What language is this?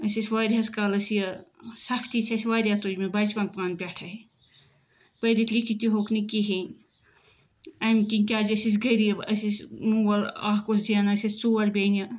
Kashmiri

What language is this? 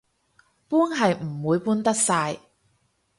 Cantonese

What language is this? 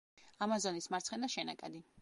Georgian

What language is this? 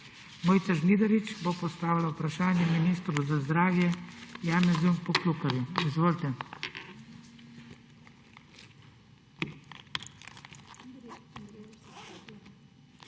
Slovenian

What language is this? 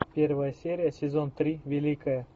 Russian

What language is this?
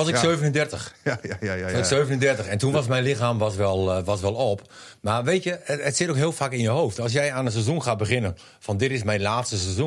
Dutch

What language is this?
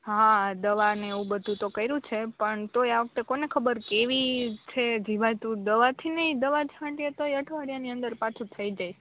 Gujarati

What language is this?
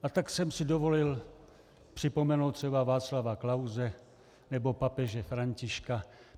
Czech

